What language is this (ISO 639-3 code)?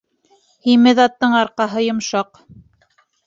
bak